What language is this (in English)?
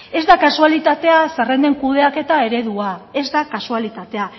Basque